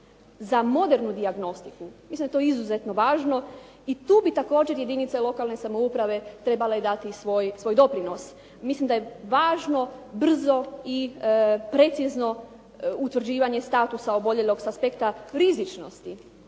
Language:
Croatian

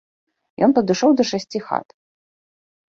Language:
Belarusian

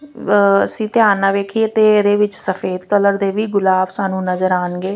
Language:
Punjabi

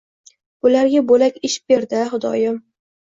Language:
Uzbek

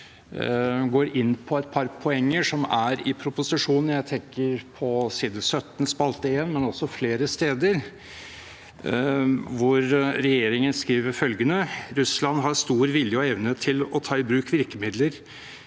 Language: Norwegian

